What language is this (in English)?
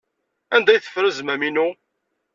Kabyle